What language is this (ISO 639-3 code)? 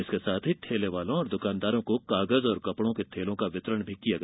hin